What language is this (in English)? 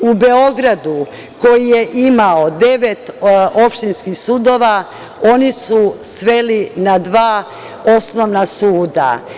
Serbian